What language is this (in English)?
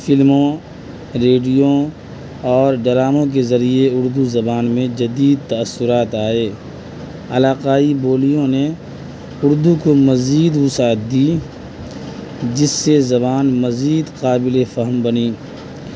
Urdu